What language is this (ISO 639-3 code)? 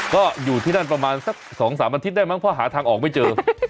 tha